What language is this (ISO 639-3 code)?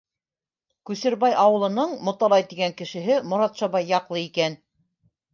bak